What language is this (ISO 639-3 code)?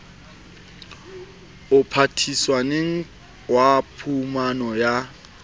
sot